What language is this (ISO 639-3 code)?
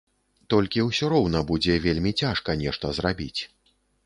bel